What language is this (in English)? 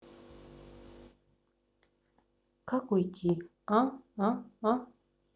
Russian